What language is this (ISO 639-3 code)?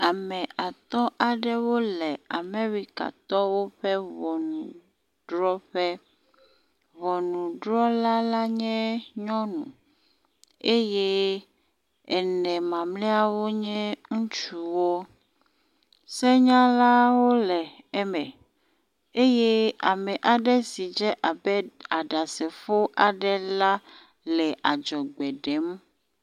ewe